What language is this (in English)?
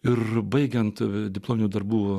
Lithuanian